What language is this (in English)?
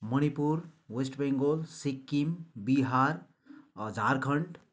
Nepali